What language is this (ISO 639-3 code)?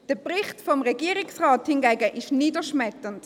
gsw